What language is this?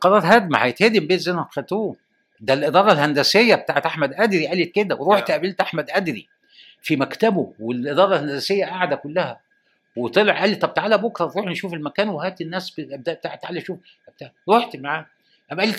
Arabic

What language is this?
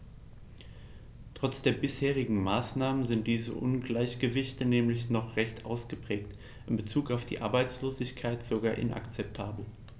German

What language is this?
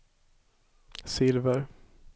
Swedish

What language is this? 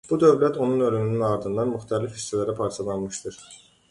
Azerbaijani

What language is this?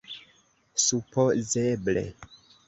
Esperanto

